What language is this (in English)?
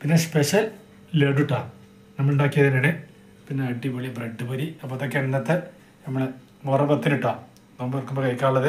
Malayalam